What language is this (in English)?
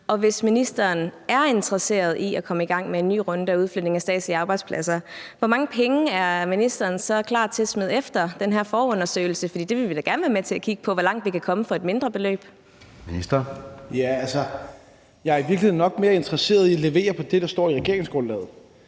Danish